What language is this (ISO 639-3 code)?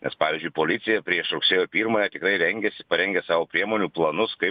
lit